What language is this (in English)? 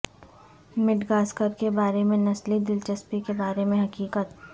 Urdu